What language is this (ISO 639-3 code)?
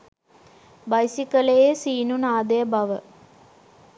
sin